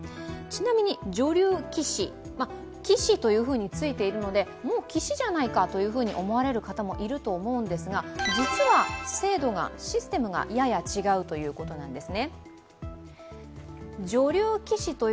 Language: Japanese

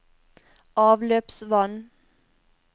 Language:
Norwegian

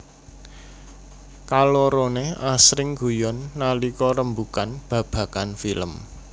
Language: Javanese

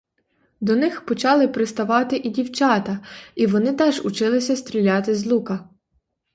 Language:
Ukrainian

